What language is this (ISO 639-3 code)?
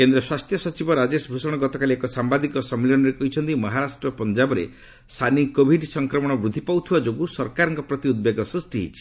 ori